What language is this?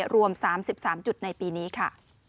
Thai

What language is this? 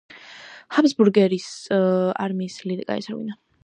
Georgian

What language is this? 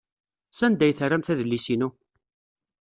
Kabyle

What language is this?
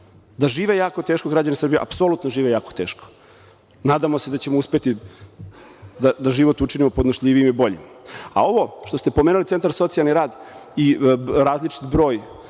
Serbian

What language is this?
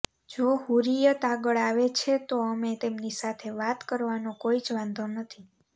Gujarati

